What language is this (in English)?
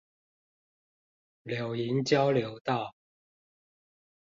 Chinese